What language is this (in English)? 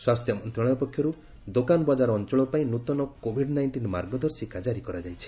Odia